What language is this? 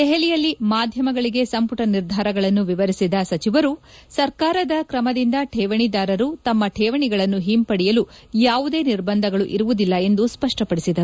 Kannada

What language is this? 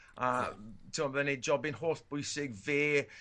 Welsh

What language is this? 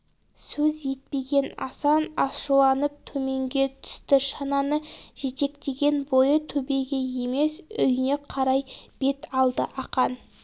Kazakh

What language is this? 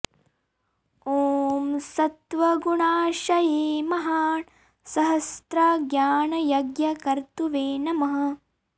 Sanskrit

